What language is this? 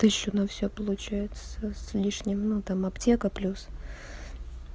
Russian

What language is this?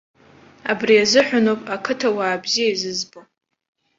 Abkhazian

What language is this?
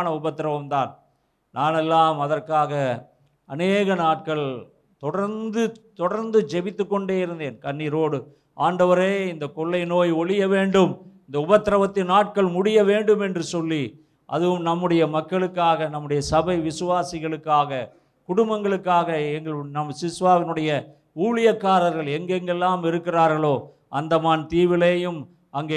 Tamil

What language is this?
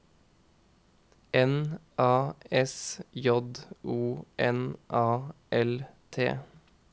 Norwegian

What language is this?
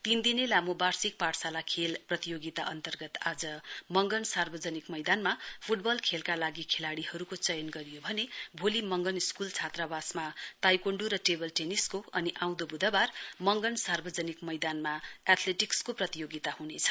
Nepali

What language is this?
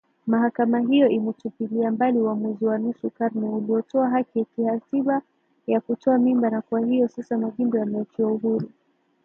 Swahili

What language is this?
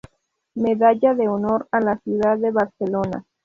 Spanish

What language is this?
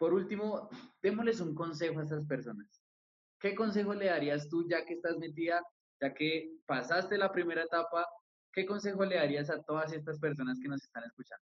Spanish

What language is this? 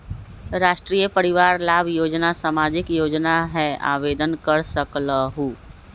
Magahi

